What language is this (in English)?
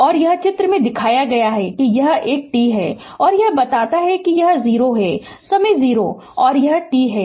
Hindi